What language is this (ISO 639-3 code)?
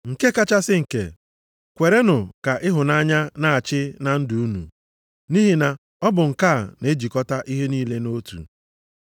ibo